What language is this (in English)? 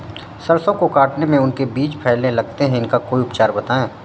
Hindi